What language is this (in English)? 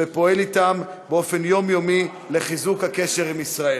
Hebrew